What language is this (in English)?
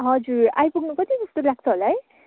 Nepali